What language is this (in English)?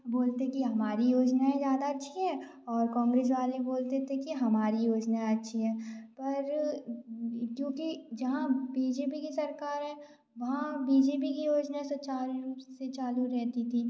Hindi